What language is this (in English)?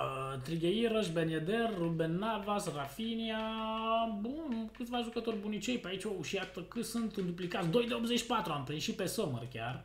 Romanian